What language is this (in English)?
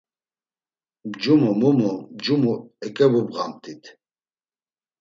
Laz